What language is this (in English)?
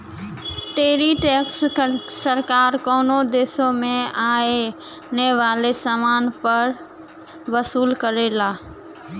Bhojpuri